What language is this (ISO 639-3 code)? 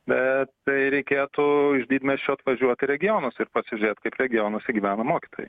lit